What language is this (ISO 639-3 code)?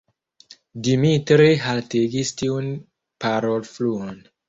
epo